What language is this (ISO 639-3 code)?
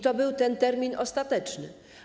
pol